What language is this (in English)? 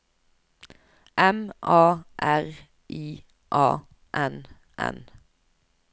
Norwegian